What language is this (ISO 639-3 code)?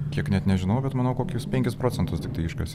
lit